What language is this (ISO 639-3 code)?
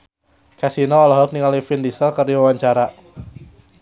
sun